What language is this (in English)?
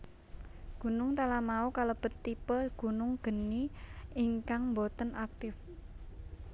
Javanese